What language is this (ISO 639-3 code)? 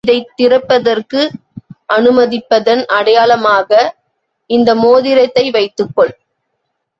tam